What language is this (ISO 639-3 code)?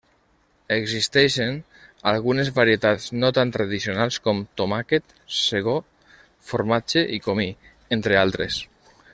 cat